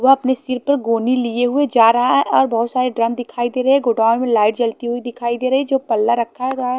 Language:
Hindi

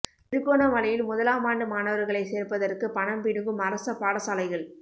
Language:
Tamil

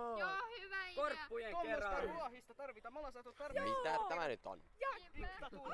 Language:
Finnish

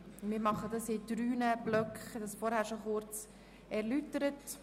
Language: Swiss German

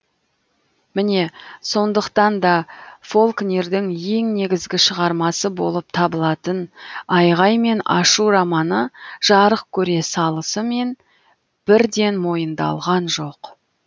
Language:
Kazakh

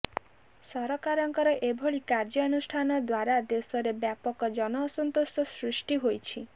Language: Odia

